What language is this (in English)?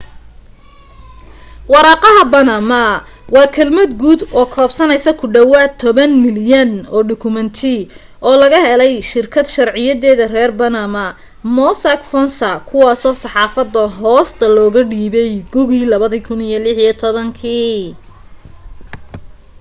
Somali